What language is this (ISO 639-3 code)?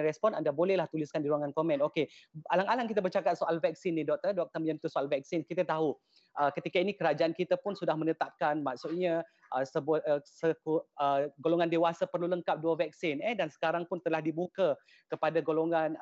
msa